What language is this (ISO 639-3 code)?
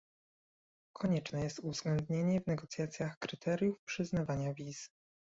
pol